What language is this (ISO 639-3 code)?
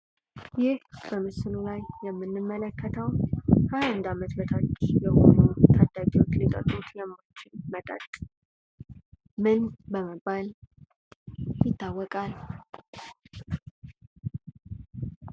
amh